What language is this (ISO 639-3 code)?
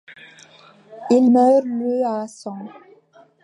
fra